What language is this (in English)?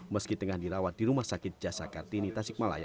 Indonesian